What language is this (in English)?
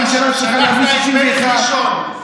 Hebrew